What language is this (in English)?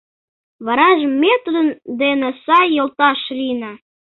Mari